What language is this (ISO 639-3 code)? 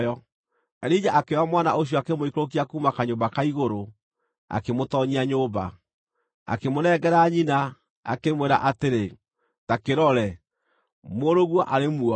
kik